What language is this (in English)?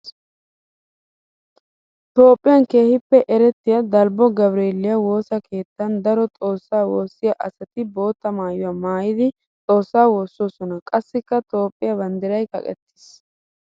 Wolaytta